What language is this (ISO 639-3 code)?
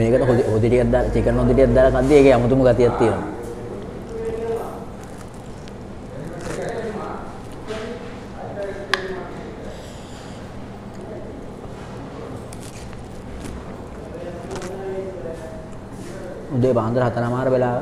tha